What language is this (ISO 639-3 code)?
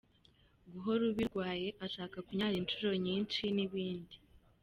kin